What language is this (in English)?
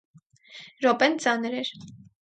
Armenian